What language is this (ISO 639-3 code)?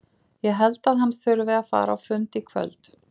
isl